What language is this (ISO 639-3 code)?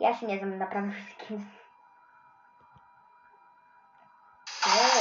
pol